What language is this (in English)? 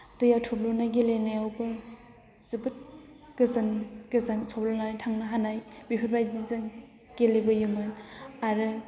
Bodo